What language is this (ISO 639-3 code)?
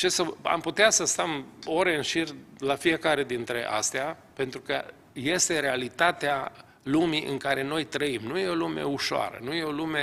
ron